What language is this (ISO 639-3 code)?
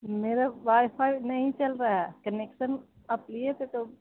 urd